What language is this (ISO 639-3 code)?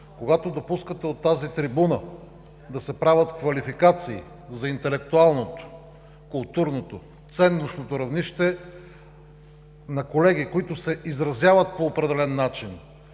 bul